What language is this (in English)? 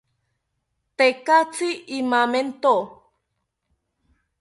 South Ucayali Ashéninka